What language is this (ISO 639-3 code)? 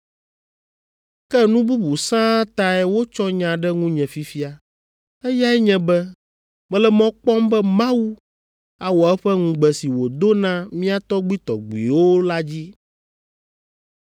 ewe